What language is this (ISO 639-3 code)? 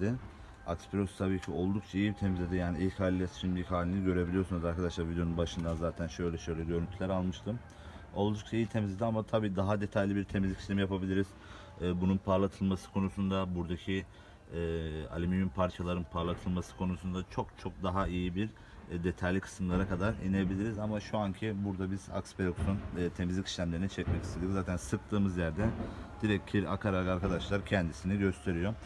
tur